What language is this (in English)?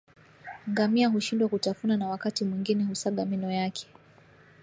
Swahili